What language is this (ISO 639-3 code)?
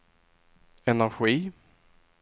swe